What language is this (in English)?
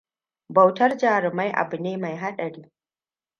Hausa